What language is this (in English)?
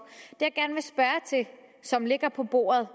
Danish